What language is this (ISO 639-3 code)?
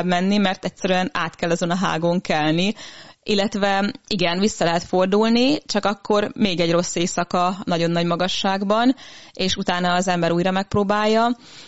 hun